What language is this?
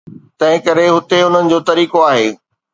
Sindhi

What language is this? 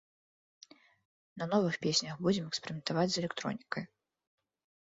Belarusian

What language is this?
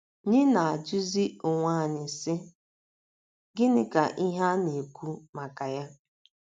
Igbo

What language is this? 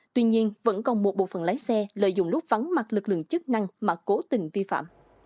Vietnamese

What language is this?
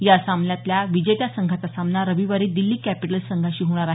Marathi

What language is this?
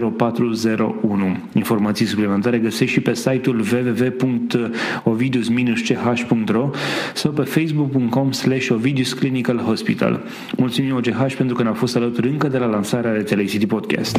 Romanian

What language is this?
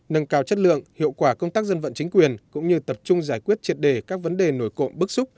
Vietnamese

